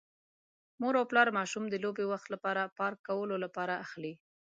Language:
Pashto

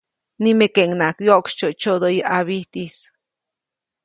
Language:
Copainalá Zoque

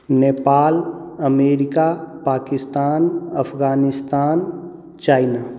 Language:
Maithili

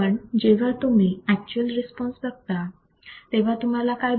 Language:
Marathi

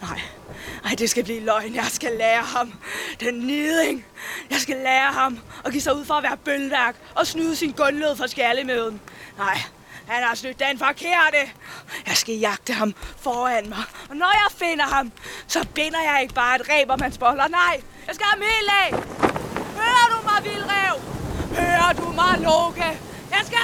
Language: Danish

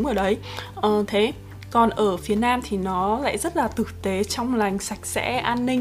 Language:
Vietnamese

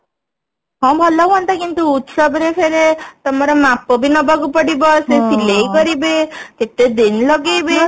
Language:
Odia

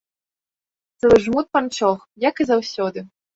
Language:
Belarusian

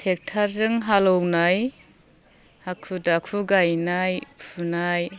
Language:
Bodo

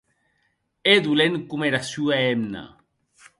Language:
Occitan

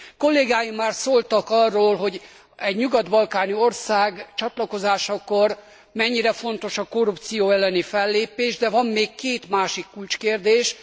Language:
Hungarian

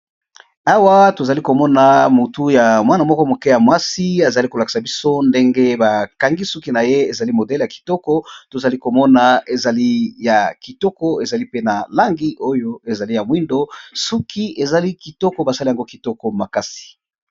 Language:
Lingala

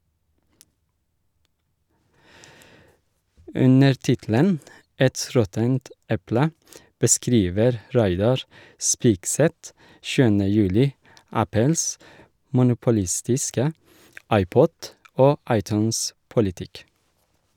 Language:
Norwegian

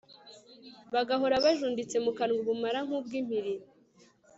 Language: Kinyarwanda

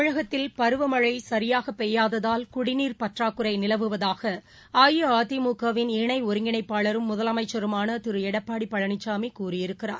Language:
Tamil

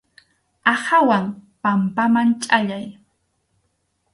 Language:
Arequipa-La Unión Quechua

